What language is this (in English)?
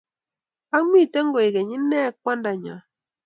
Kalenjin